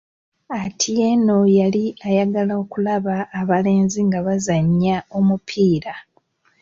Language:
Ganda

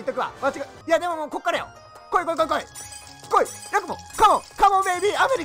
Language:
Japanese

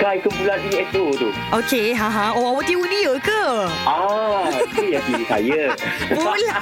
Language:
Malay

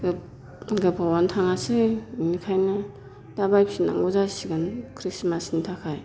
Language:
Bodo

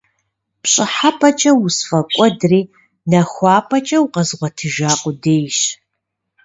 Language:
Kabardian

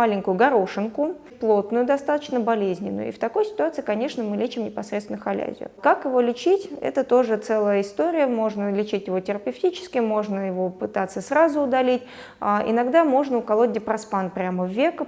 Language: Russian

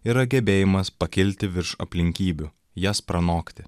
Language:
Lithuanian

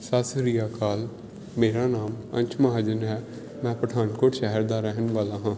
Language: Punjabi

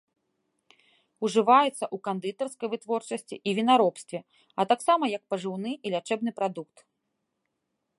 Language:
Belarusian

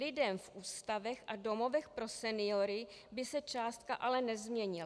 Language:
Czech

